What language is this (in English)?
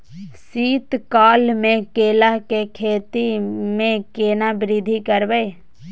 Maithili